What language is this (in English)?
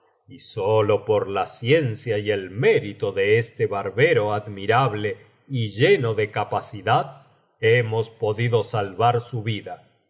Spanish